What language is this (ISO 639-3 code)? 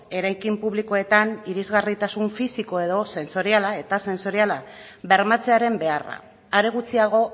eus